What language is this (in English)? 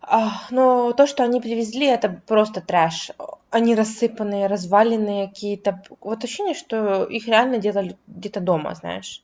Russian